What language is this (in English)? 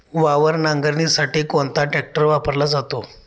Marathi